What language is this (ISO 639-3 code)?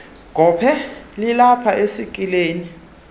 xho